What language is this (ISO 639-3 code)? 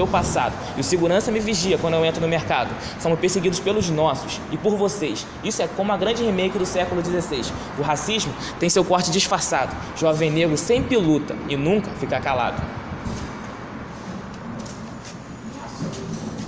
por